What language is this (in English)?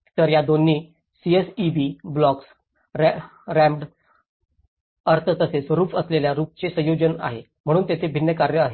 Marathi